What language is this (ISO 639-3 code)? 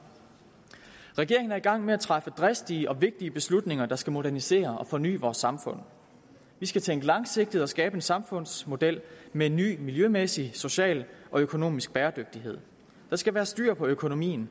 dan